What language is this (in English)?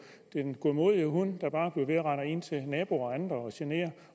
Danish